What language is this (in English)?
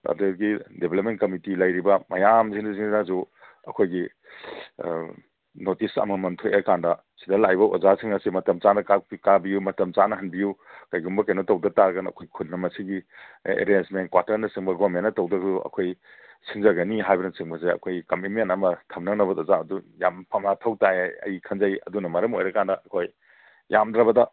Manipuri